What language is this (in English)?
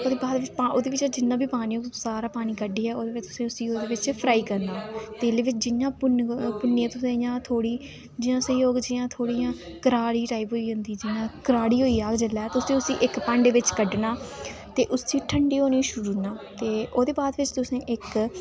Dogri